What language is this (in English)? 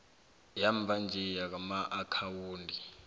South Ndebele